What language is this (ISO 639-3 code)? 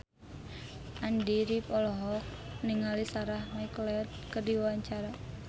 sun